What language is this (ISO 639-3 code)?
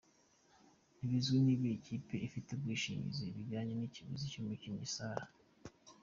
kin